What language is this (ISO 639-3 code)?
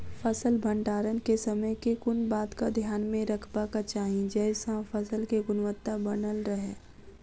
mai